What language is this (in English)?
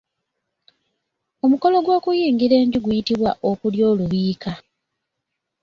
Ganda